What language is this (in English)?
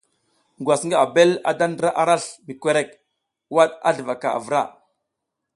South Giziga